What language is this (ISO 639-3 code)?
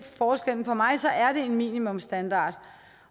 dan